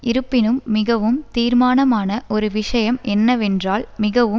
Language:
Tamil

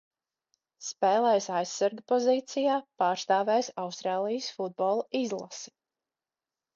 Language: Latvian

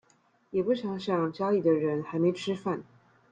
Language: Chinese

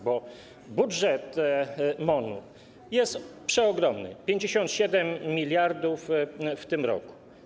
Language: Polish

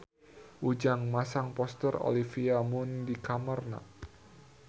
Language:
Sundanese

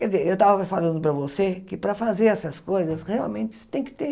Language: Portuguese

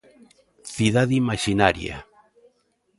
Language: Galician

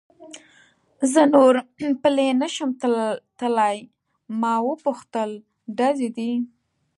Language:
Pashto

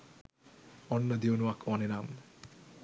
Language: Sinhala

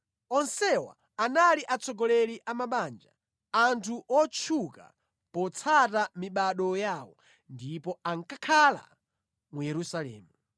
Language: Nyanja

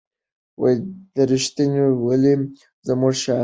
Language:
Pashto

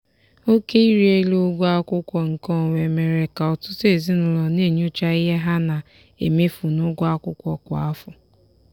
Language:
Igbo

